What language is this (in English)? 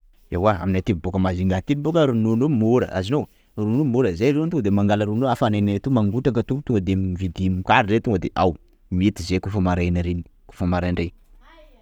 Sakalava Malagasy